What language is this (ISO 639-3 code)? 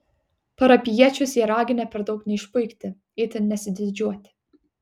lit